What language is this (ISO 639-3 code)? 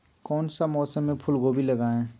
mag